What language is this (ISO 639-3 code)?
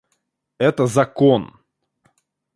rus